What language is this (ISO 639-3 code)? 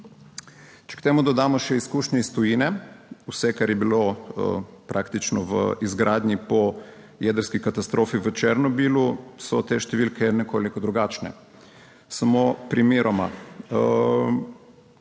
slv